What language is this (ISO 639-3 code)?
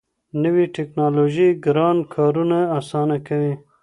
pus